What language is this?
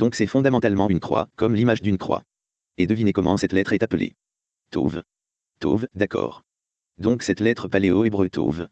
French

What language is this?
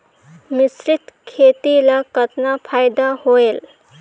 Chhattisgarhi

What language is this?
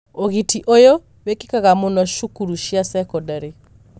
Kikuyu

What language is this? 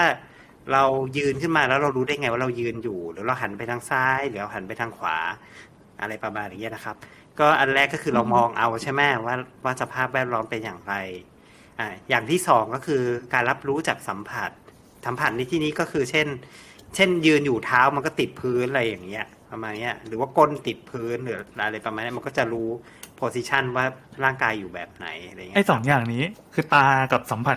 Thai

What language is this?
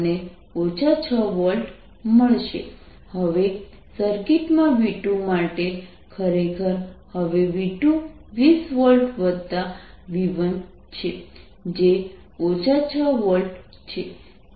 Gujarati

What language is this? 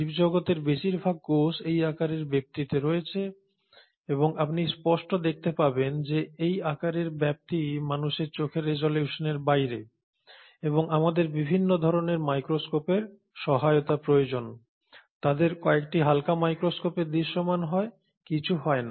Bangla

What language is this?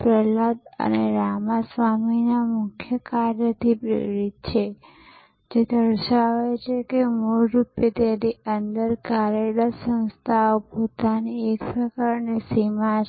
Gujarati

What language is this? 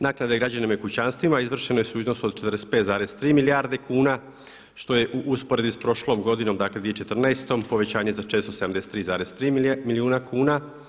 Croatian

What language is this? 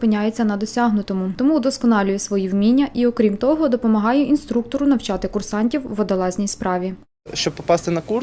Ukrainian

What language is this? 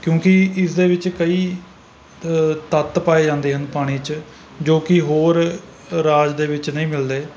Punjabi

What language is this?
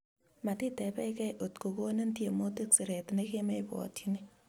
Kalenjin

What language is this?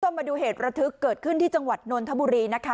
Thai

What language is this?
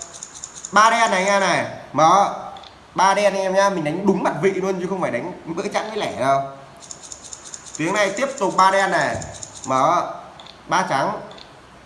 Vietnamese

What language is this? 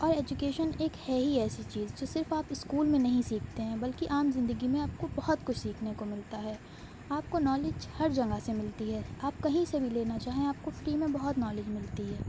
Urdu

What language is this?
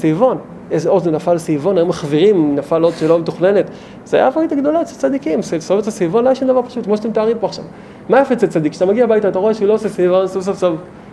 Hebrew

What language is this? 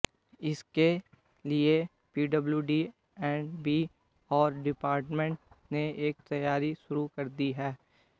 Hindi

